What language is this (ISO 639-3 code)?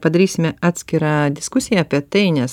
lit